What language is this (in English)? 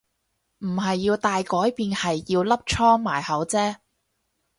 Cantonese